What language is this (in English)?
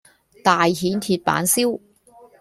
Cantonese